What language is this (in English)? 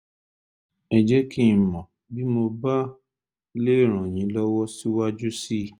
Yoruba